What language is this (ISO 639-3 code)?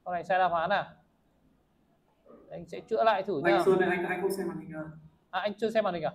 vie